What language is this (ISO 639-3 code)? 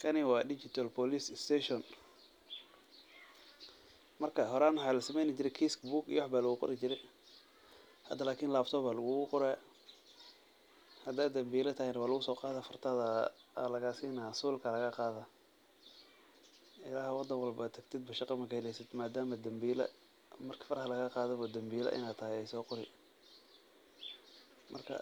som